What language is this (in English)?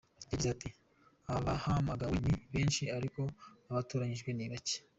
Kinyarwanda